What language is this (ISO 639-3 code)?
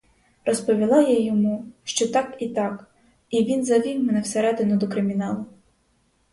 ukr